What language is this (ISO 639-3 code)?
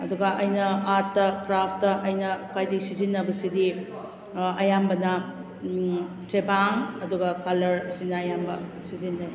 mni